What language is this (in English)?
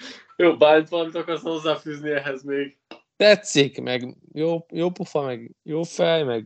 Hungarian